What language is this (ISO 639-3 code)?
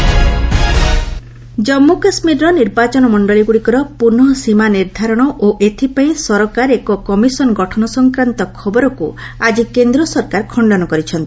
ori